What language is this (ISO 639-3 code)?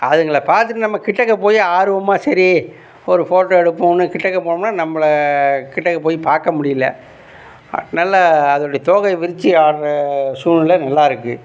tam